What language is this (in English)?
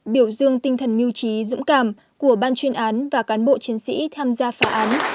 Vietnamese